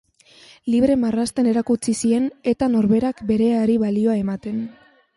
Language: Basque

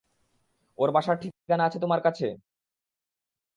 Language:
Bangla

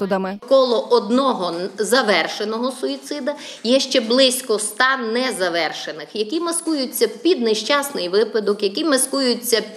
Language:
Ukrainian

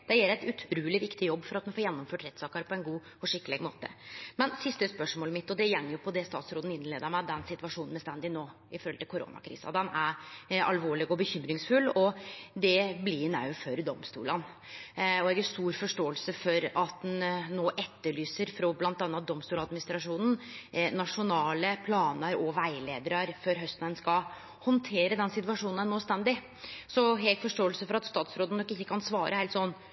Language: Norwegian Nynorsk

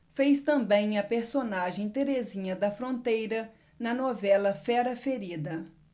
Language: Portuguese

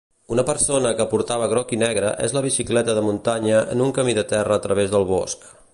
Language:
Catalan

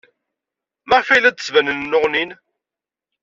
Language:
Kabyle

